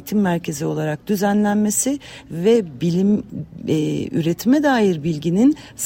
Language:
Turkish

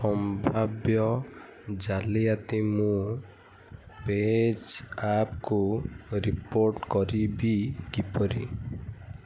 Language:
Odia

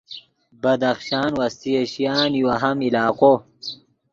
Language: Yidgha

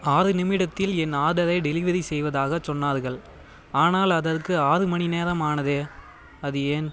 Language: Tamil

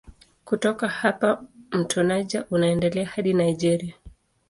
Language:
Swahili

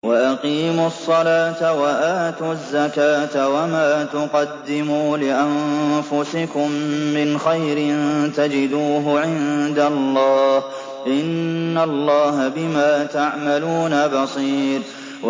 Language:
Arabic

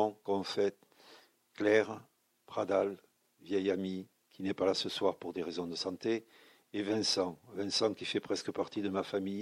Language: French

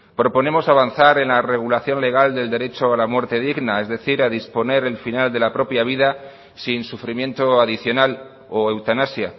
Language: Spanish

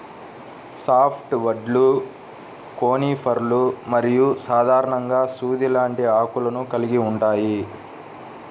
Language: Telugu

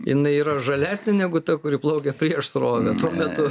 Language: Lithuanian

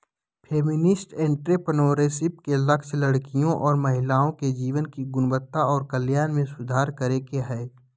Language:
Magahi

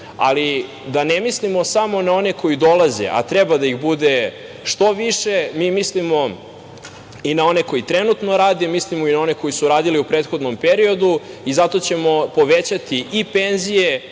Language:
Serbian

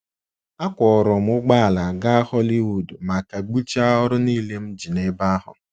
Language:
Igbo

